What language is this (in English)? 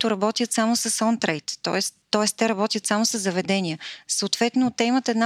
Bulgarian